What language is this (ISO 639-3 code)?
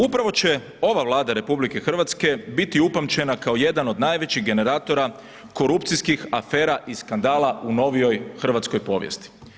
hrv